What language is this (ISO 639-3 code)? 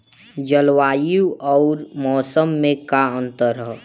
bho